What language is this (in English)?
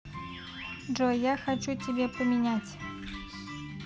Russian